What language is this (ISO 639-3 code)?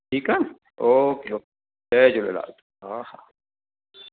snd